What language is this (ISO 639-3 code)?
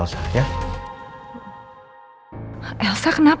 ind